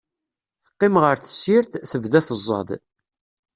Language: Kabyle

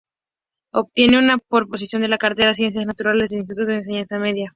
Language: Spanish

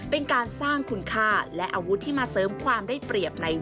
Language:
Thai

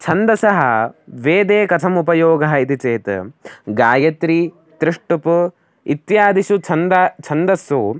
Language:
Sanskrit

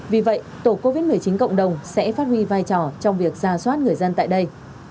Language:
Vietnamese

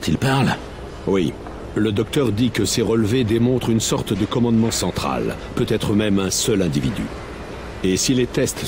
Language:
French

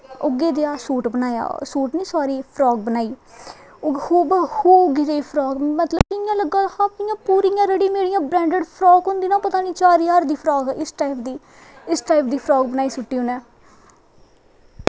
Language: Dogri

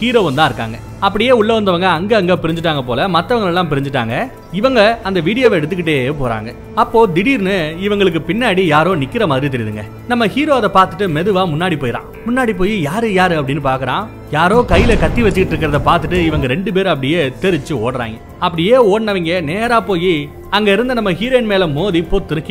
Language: Tamil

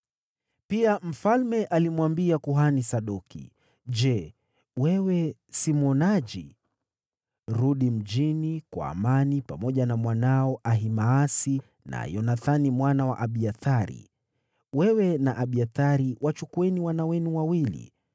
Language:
Swahili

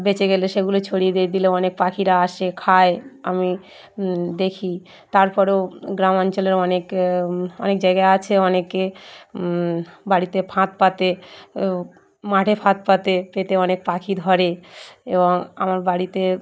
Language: Bangla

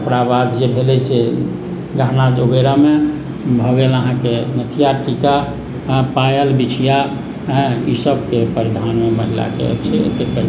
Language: Maithili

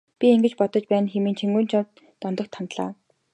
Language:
Mongolian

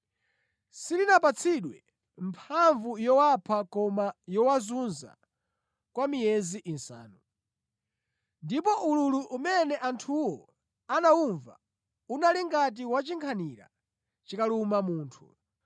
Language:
Nyanja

